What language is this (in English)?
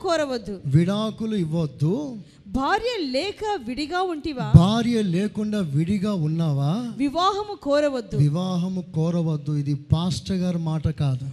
Telugu